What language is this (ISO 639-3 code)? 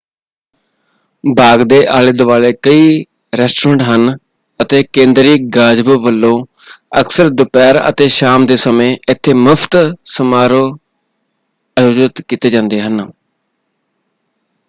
pan